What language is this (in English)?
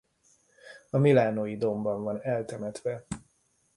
Hungarian